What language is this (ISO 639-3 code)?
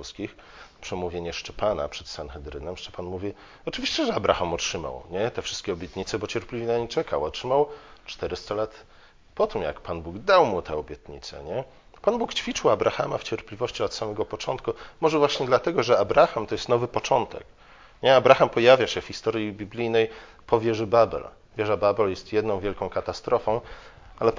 pol